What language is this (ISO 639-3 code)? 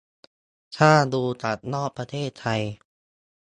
tha